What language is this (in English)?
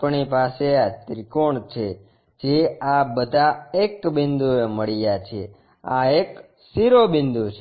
Gujarati